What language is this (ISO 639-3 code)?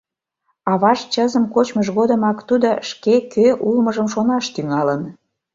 chm